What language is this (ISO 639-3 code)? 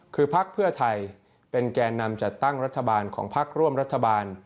tha